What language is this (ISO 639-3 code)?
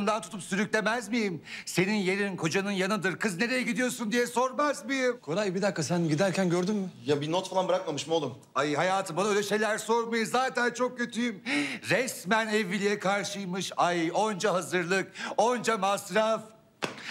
tur